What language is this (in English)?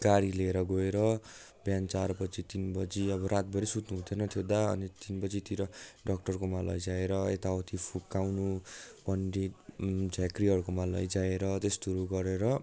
Nepali